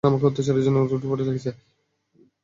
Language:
Bangla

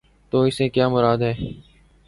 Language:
Urdu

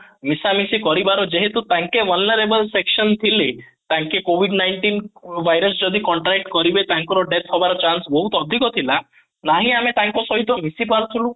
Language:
Odia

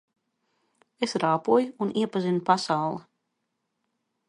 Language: Latvian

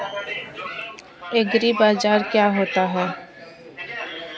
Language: Hindi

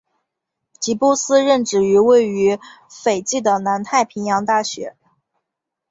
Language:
Chinese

